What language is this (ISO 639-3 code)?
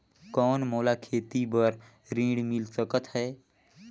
hne